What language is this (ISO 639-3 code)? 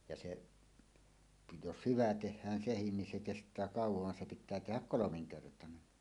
fin